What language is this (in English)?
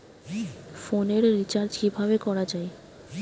Bangla